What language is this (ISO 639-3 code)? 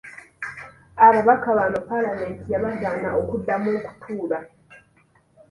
lug